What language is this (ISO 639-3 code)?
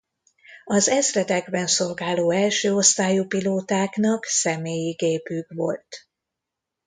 hun